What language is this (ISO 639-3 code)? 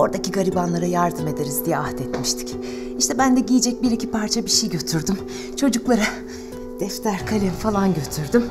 tur